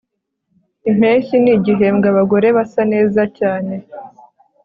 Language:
Kinyarwanda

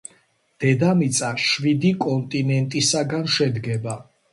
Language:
Georgian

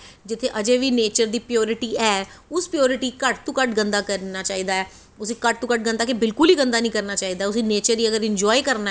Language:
Dogri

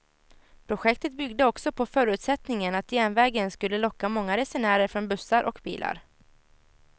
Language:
Swedish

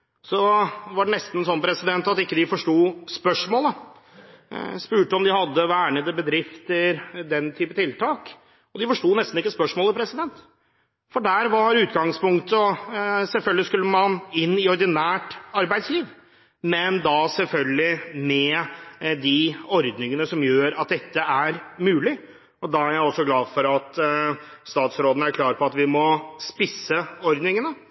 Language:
Norwegian Bokmål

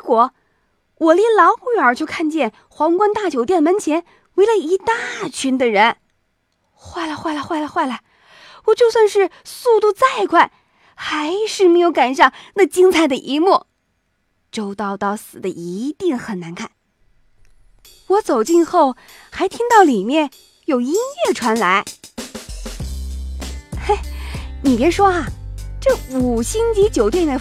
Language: Chinese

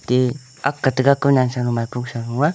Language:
Wancho Naga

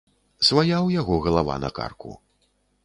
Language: Belarusian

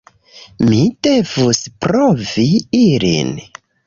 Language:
Esperanto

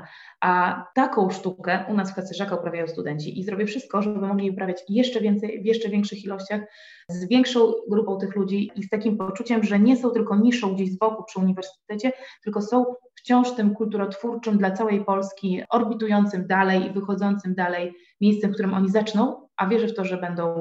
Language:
Polish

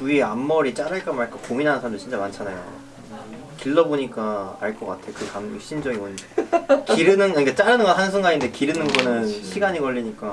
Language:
Korean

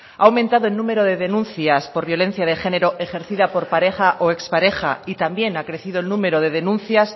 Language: Spanish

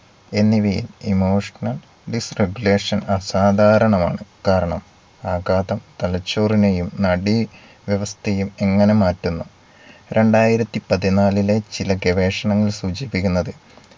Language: Malayalam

